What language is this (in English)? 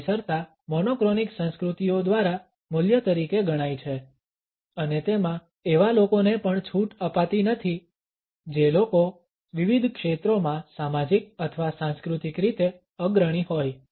Gujarati